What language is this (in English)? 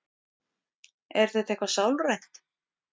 Icelandic